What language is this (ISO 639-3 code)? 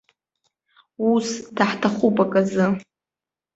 abk